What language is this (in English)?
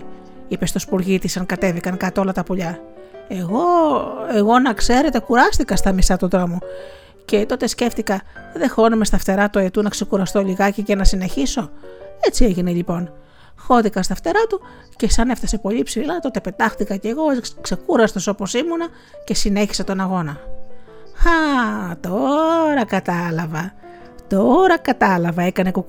Greek